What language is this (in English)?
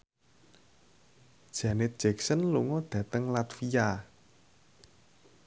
Javanese